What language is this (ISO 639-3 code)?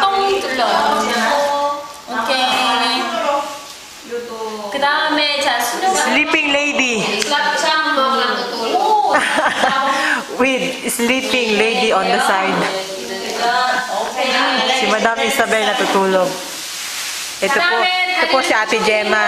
kor